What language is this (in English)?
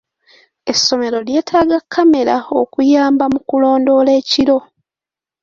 Ganda